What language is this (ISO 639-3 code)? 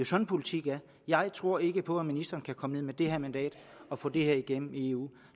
dan